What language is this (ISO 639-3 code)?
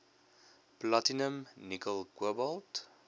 afr